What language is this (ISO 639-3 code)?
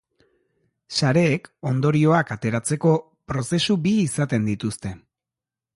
eus